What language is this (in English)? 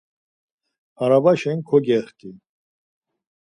Laz